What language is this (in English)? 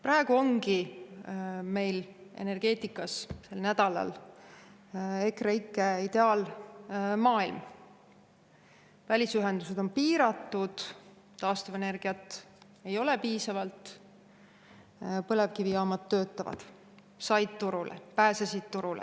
Estonian